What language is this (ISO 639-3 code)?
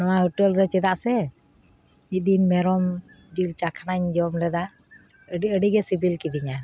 sat